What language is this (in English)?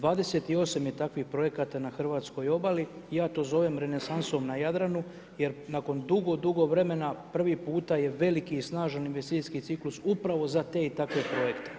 Croatian